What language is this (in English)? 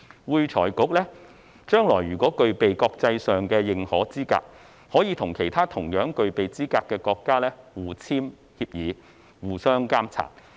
Cantonese